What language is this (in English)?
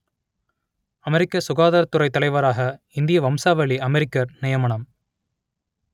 Tamil